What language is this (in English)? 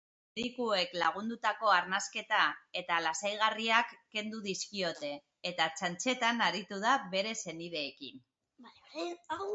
Basque